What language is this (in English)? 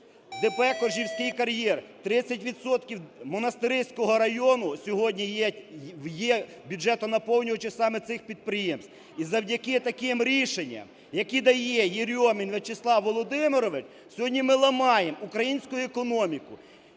Ukrainian